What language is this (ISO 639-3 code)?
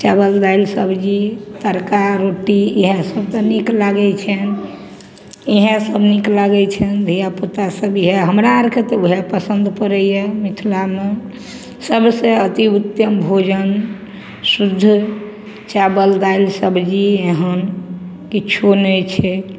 mai